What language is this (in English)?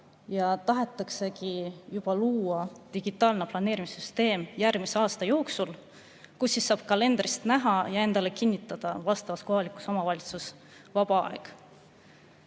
Estonian